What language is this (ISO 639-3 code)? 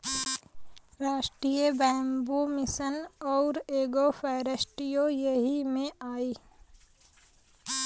bho